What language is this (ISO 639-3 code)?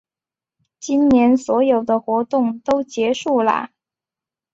zho